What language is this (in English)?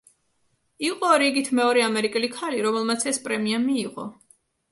Georgian